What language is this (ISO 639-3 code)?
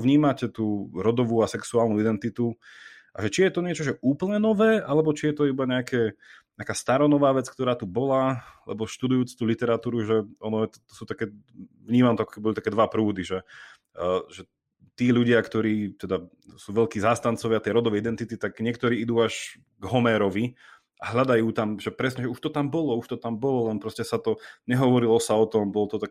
slk